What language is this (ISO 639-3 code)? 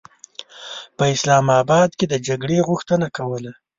pus